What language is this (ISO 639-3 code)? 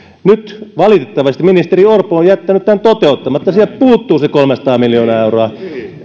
fin